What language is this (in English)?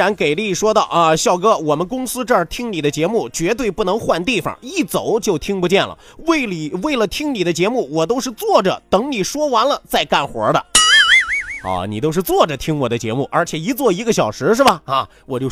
Chinese